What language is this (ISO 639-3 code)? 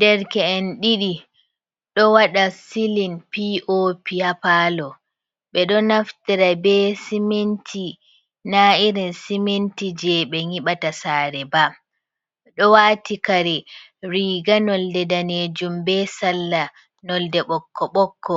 ful